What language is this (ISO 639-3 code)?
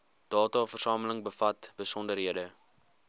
afr